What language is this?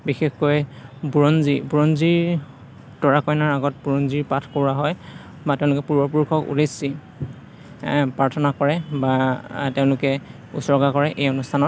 Assamese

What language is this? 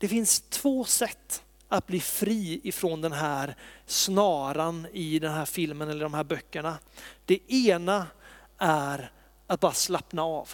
Swedish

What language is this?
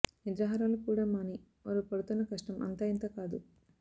Telugu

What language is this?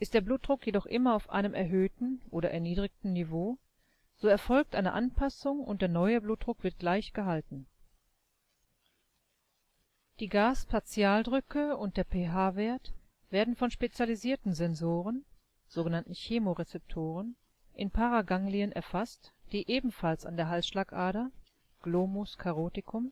German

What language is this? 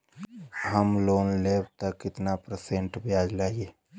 Bhojpuri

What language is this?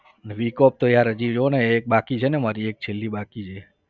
Gujarati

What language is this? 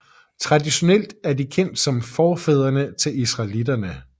Danish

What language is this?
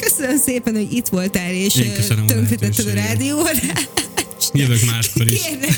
Hungarian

